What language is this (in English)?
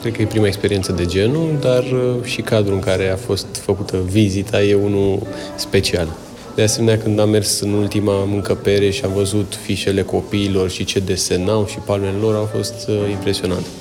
Romanian